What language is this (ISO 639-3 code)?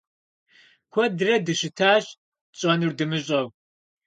kbd